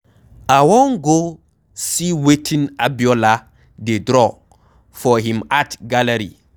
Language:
Nigerian Pidgin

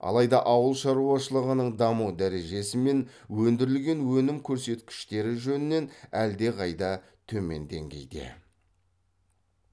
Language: Kazakh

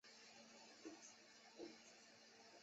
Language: Chinese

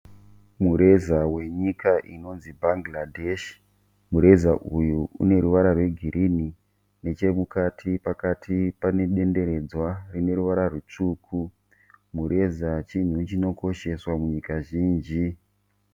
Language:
Shona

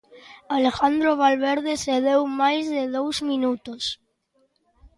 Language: Galician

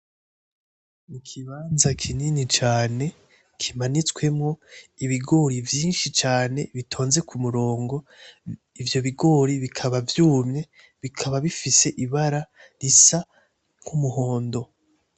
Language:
Rundi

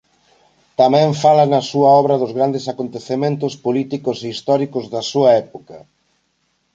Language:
Galician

